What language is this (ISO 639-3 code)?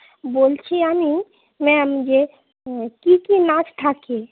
ben